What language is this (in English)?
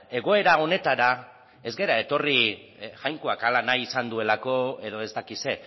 Basque